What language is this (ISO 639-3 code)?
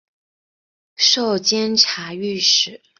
zho